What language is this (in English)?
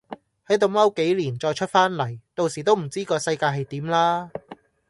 Cantonese